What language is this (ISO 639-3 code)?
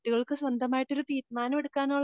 mal